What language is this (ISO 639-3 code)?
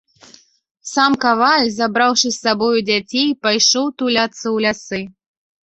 bel